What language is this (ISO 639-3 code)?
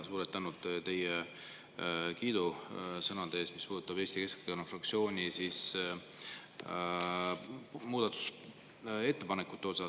est